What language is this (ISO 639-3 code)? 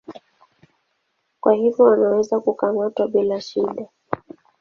swa